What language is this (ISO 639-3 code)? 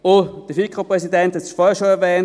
gsw